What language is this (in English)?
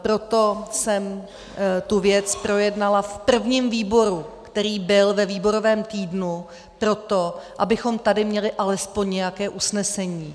Czech